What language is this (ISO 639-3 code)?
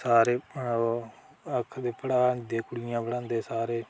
doi